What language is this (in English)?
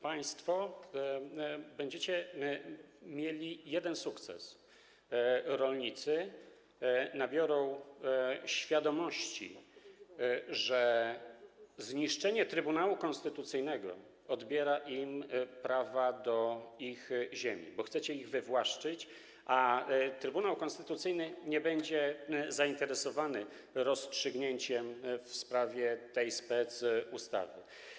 Polish